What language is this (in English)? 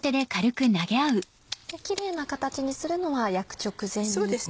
Japanese